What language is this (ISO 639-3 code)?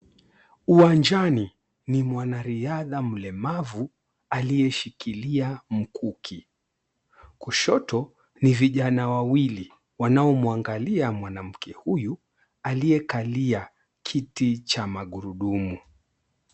swa